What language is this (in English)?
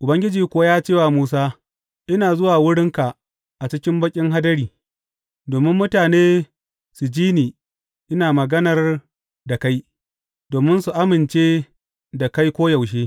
Hausa